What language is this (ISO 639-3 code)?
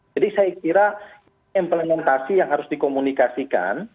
ind